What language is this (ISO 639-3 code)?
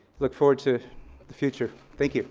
eng